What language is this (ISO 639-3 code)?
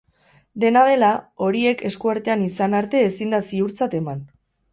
eus